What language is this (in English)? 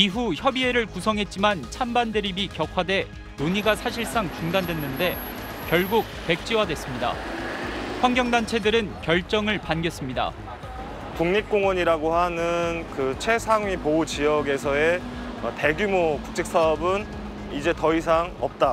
Korean